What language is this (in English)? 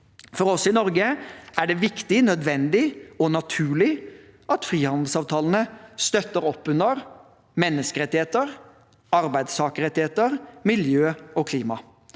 Norwegian